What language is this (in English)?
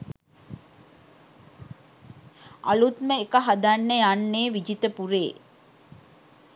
Sinhala